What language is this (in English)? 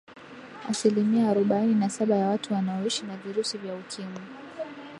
Swahili